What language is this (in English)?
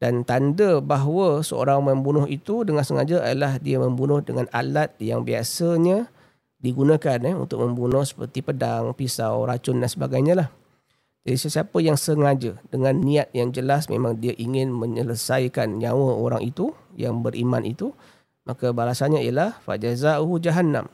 Malay